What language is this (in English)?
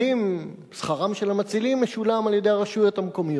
Hebrew